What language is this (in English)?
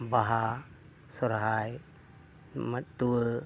Santali